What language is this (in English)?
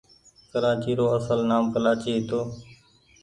Goaria